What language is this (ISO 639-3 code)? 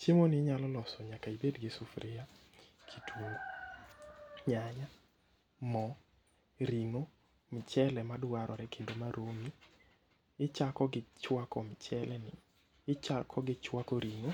luo